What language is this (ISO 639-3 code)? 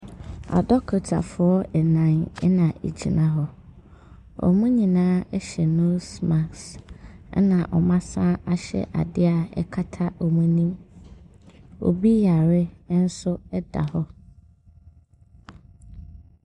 aka